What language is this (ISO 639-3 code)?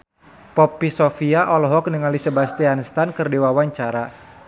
sun